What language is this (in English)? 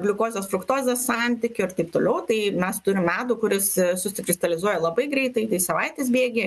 Lithuanian